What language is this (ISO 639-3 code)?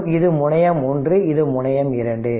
tam